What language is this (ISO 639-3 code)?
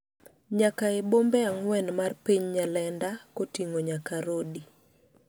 luo